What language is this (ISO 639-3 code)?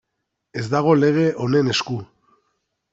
eus